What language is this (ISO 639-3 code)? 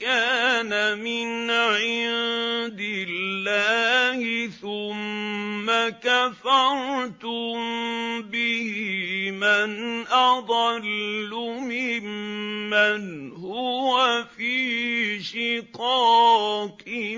ara